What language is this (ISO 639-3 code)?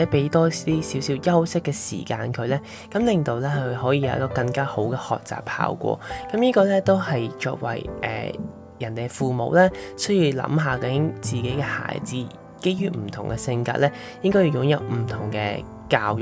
zho